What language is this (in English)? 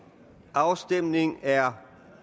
Danish